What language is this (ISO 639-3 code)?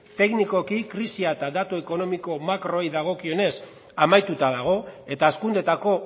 eus